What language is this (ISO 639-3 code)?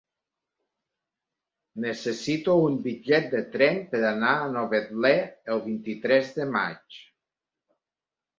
cat